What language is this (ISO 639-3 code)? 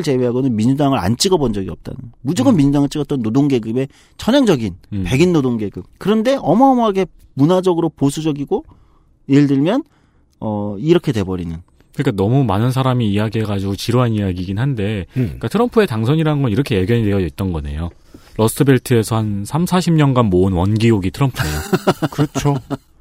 kor